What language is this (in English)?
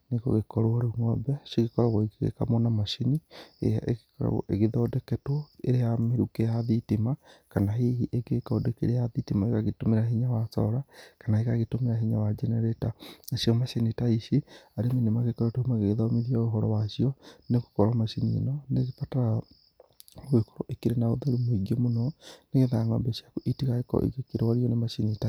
Kikuyu